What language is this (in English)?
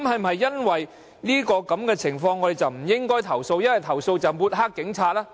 Cantonese